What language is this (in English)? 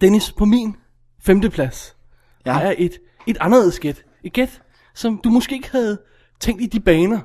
Danish